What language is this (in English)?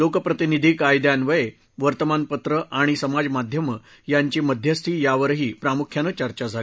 Marathi